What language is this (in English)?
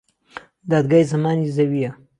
Central Kurdish